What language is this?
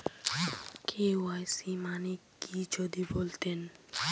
Bangla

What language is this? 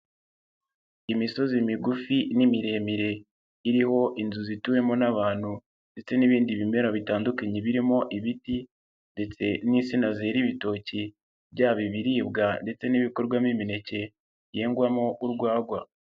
Kinyarwanda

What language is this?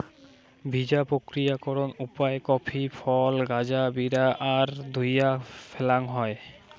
Bangla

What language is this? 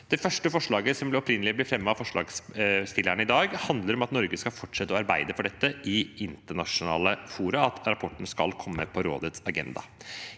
Norwegian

